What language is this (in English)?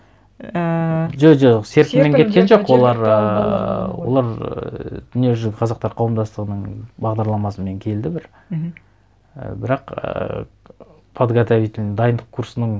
Kazakh